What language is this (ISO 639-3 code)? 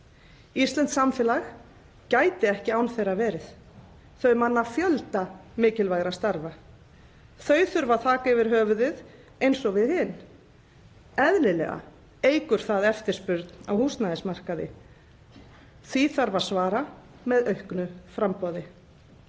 isl